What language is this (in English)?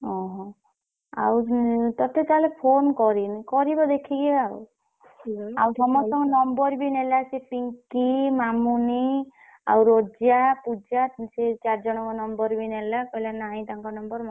Odia